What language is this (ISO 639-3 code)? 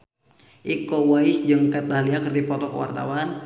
sun